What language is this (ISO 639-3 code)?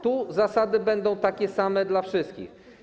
pol